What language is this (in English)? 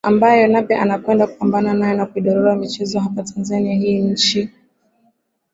Swahili